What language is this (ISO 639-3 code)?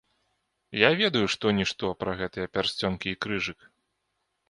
bel